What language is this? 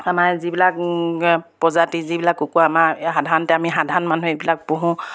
Assamese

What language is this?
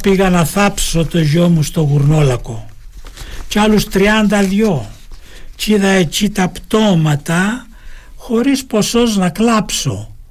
Greek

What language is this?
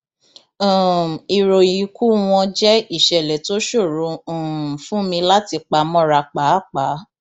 Yoruba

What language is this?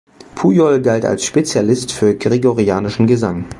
German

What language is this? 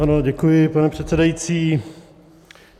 Czech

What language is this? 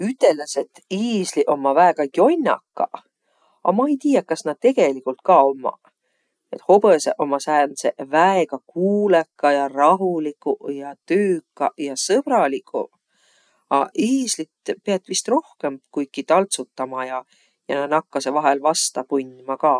Võro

